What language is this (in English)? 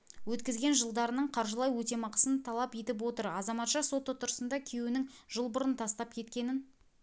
Kazakh